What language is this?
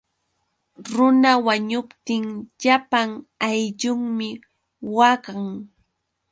Yauyos Quechua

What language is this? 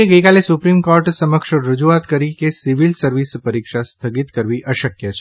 Gujarati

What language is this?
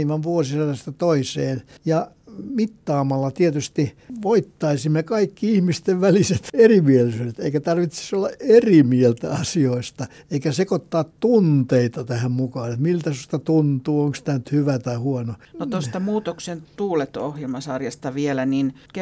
Finnish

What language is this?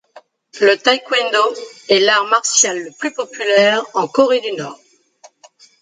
French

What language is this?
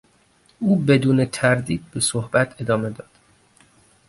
Persian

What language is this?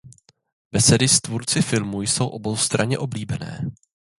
Czech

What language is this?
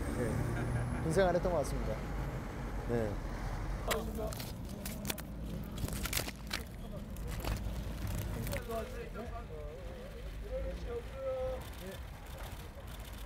Korean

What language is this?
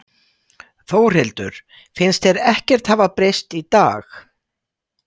Icelandic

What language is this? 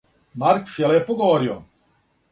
Serbian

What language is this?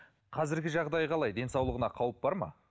Kazakh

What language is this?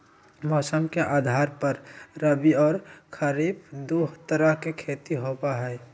Magahi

